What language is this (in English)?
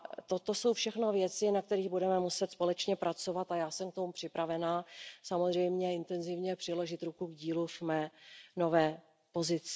Czech